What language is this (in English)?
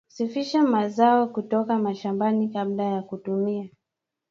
Swahili